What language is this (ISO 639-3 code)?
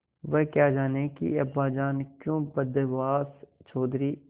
hin